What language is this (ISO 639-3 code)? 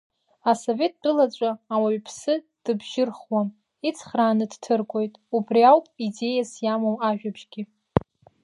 abk